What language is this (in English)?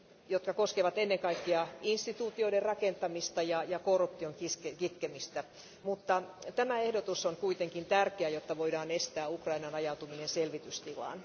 Finnish